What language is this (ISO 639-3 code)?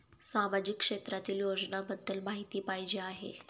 mar